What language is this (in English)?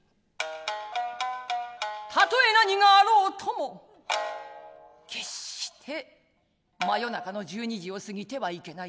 Japanese